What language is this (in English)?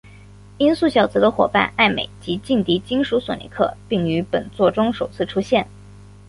Chinese